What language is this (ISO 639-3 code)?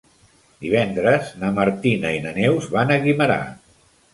cat